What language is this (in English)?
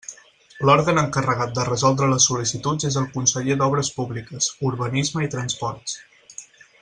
Catalan